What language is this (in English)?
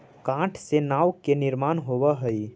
Magahi